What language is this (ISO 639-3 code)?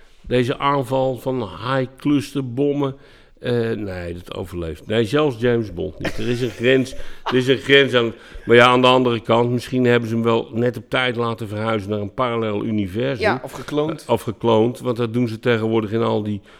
nld